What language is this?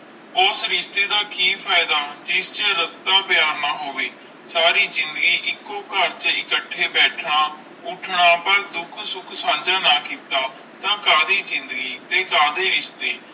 Punjabi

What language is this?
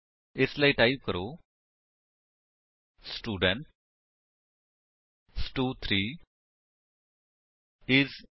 Punjabi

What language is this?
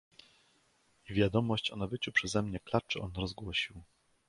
Polish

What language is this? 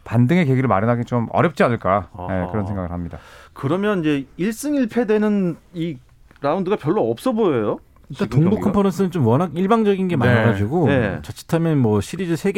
Korean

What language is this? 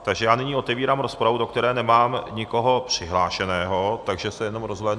Czech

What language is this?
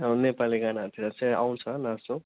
Nepali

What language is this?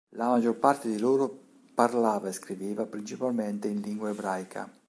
Italian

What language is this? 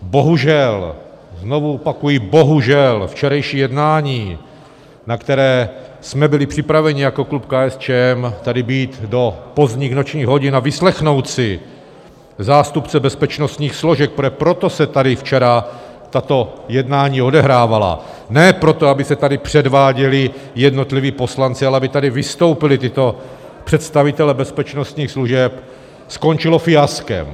Czech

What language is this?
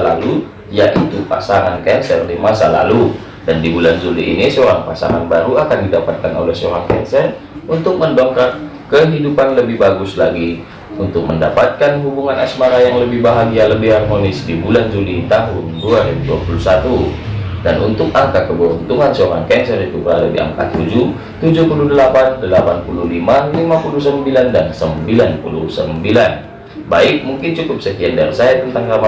Indonesian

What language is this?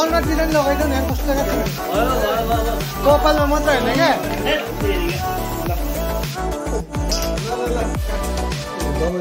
Hindi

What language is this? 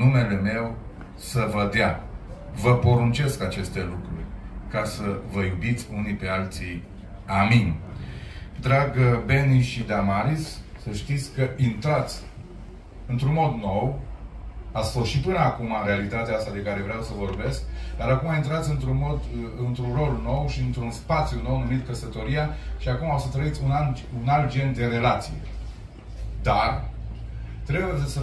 Romanian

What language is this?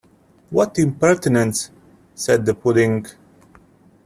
English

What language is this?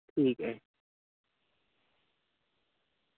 Dogri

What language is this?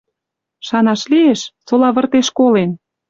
Western Mari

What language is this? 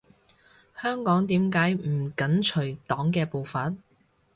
Cantonese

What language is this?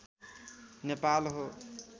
Nepali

